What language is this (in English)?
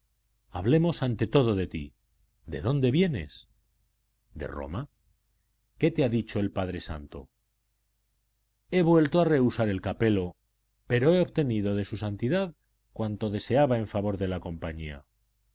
Spanish